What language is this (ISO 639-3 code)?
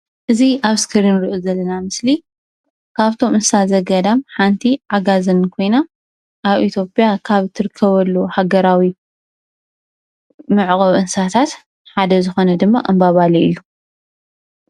tir